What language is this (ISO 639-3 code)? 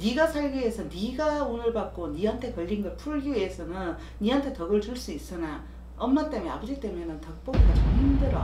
kor